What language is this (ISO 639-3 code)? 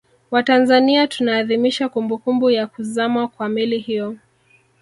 swa